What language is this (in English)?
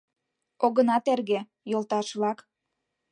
Mari